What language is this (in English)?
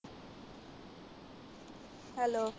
Punjabi